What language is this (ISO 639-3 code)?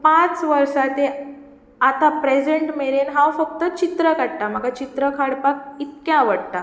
kok